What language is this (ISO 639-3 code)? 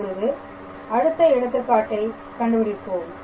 tam